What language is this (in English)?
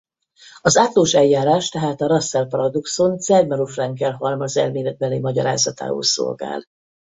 Hungarian